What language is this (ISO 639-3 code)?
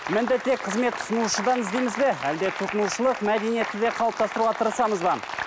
kaz